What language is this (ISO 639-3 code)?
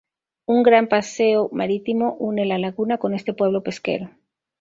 spa